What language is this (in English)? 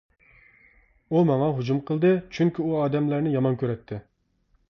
Uyghur